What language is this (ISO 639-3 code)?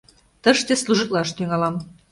chm